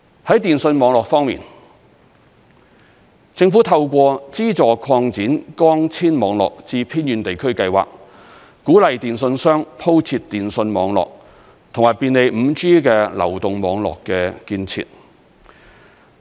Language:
Cantonese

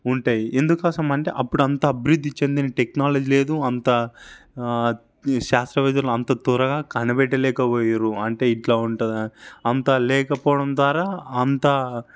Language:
Telugu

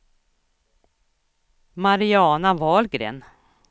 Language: Swedish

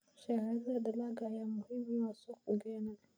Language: Somali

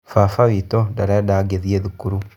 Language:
Kikuyu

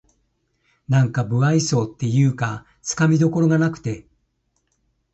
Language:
Japanese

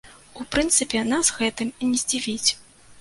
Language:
Belarusian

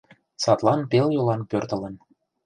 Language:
Mari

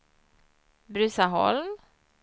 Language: Swedish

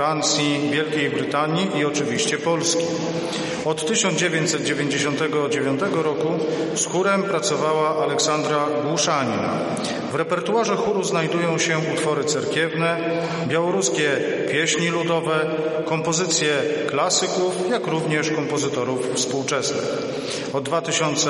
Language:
Polish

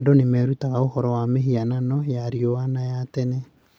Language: Kikuyu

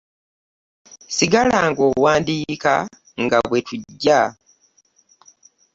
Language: Ganda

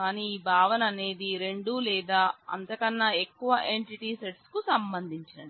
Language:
Telugu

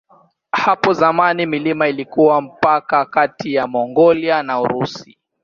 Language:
Swahili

